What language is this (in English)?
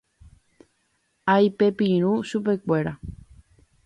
Guarani